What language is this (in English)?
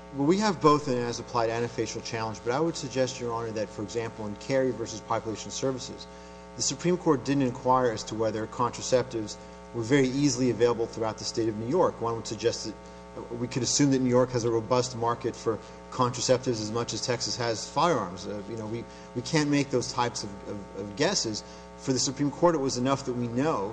English